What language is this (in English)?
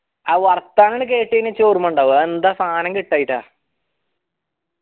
Malayalam